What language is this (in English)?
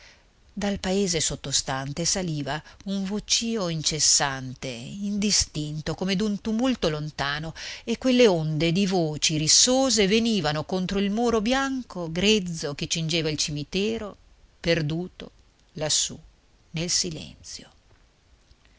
Italian